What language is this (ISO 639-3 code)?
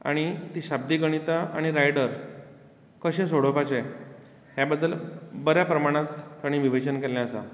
kok